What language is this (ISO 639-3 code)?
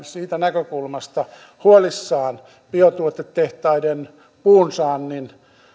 fin